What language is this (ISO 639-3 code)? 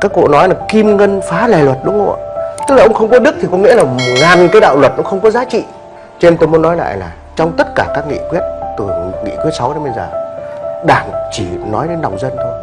vie